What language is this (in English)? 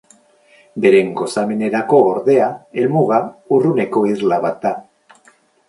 Basque